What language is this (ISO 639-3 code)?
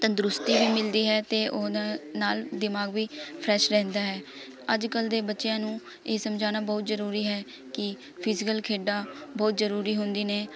pan